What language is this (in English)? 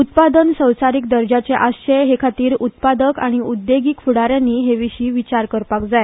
Konkani